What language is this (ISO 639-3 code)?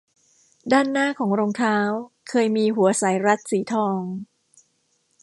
tha